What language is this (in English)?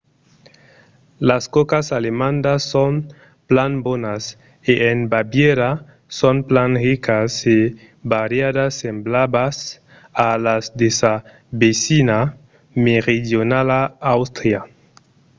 Occitan